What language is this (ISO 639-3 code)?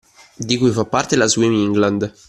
ita